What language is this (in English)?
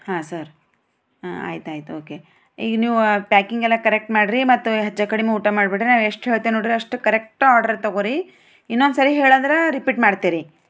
Kannada